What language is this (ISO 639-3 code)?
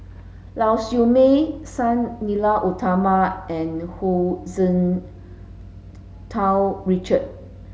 eng